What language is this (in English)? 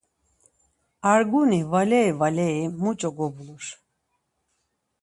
Laz